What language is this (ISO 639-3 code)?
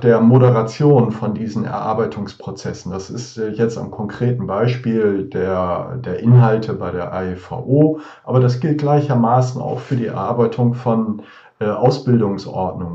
deu